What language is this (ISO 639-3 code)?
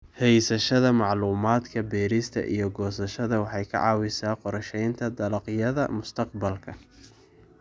som